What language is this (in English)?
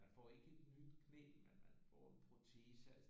Danish